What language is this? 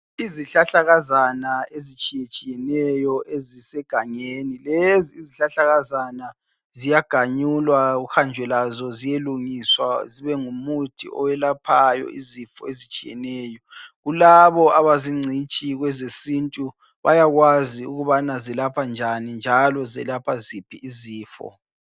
North Ndebele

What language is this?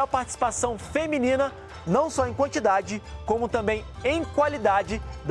Portuguese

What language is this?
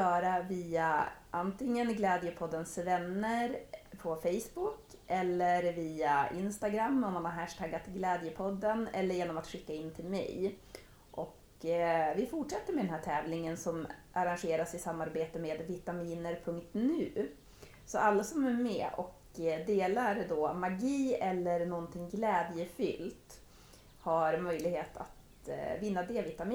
Swedish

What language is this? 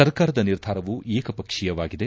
Kannada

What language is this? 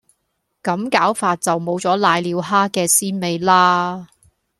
Cantonese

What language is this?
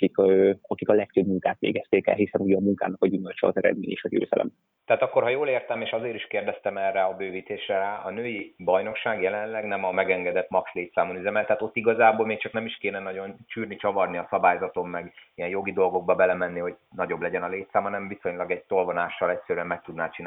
Hungarian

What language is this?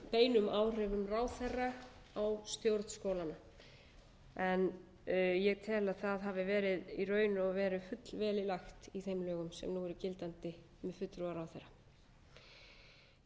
Icelandic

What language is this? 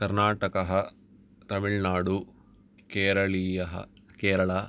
Sanskrit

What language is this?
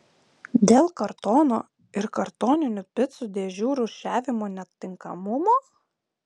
Lithuanian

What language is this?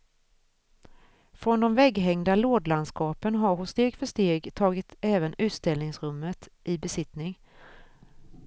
Swedish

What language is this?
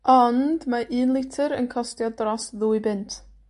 Welsh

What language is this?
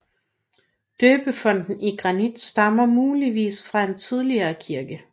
Danish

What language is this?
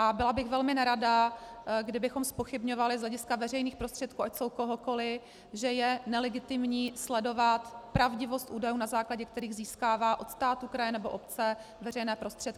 Czech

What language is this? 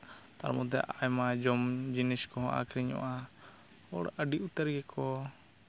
Santali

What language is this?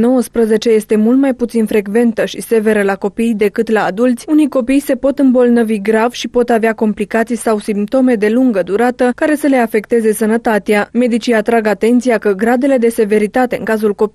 Romanian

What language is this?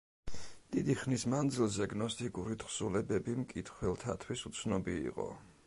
Georgian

